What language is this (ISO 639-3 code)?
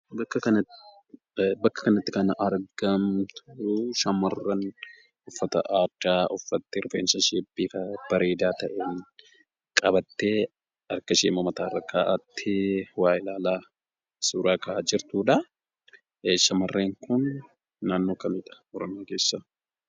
orm